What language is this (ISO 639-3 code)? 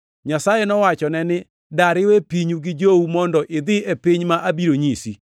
luo